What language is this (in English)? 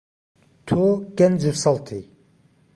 Central Kurdish